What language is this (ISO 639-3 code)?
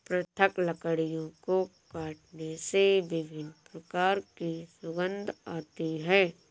hin